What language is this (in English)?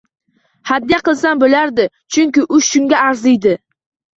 Uzbek